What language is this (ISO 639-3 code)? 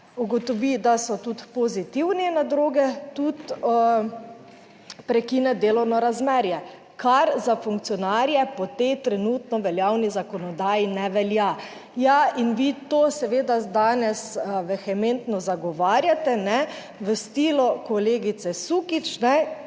slv